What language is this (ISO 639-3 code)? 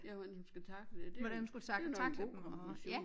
dan